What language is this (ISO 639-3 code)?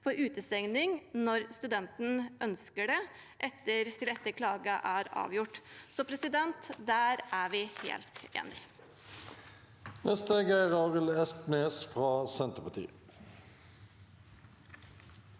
nor